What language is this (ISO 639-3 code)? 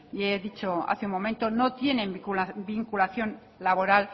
spa